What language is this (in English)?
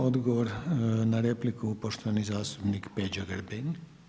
Croatian